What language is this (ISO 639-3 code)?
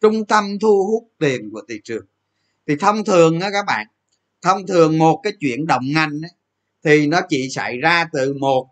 vie